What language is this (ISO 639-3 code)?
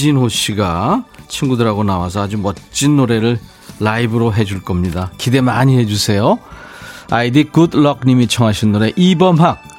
kor